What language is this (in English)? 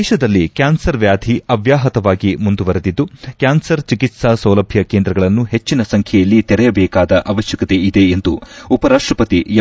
Kannada